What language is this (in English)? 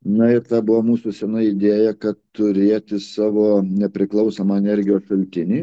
Lithuanian